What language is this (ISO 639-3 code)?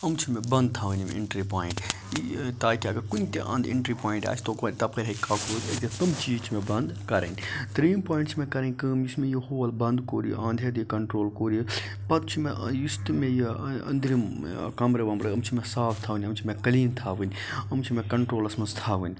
kas